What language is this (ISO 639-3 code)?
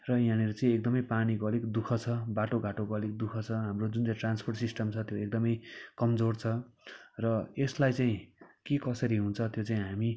nep